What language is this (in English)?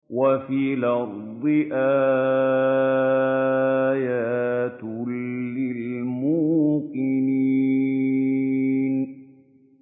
Arabic